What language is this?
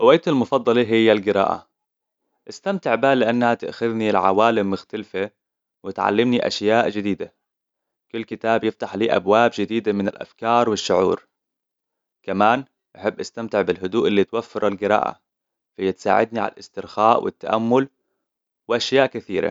Hijazi Arabic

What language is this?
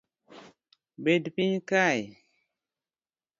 Luo (Kenya and Tanzania)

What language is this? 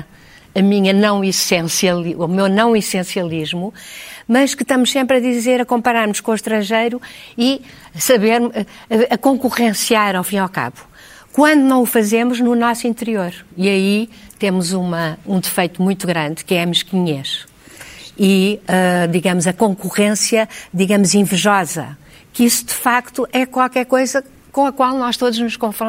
Portuguese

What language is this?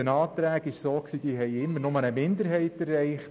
Swiss German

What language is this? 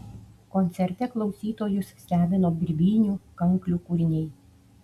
Lithuanian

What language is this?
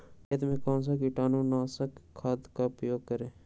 Magahi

